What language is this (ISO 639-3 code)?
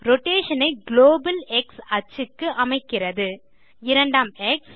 tam